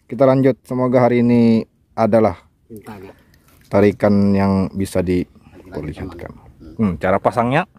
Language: Indonesian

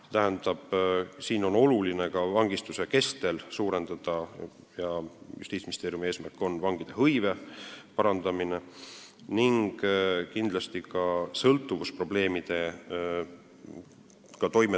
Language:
Estonian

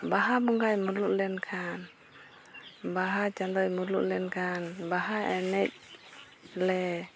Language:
Santali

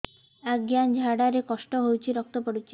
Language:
Odia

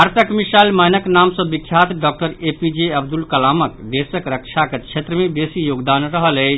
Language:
Maithili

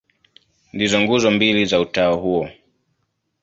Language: Swahili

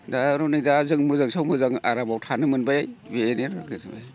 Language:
Bodo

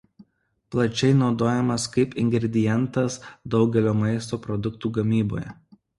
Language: Lithuanian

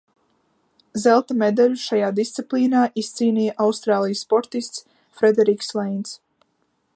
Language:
Latvian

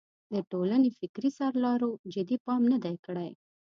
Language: Pashto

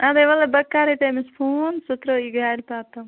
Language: Kashmiri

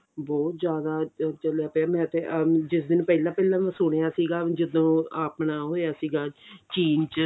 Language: Punjabi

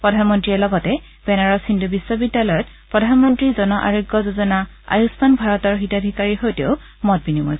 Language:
Assamese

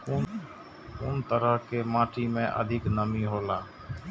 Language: Maithili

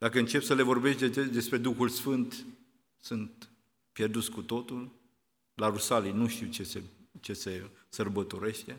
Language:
Romanian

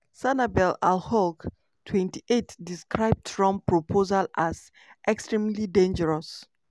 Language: Nigerian Pidgin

